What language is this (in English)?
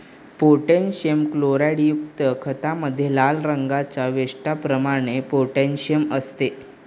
Marathi